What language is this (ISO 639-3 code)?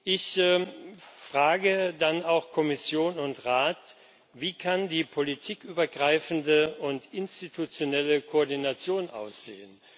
deu